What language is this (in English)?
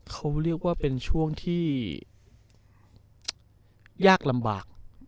Thai